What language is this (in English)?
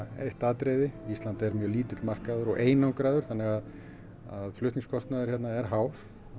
Icelandic